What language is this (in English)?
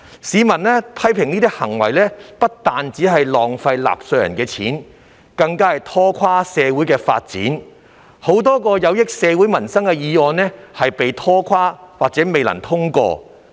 Cantonese